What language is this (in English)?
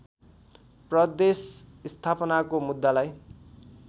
Nepali